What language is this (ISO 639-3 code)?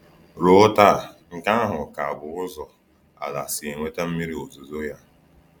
ibo